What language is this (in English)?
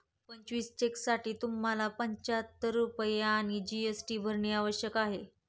Marathi